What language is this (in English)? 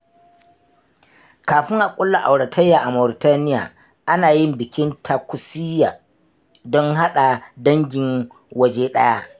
Hausa